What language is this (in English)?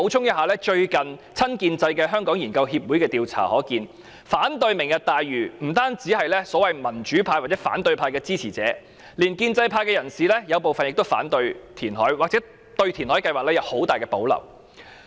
Cantonese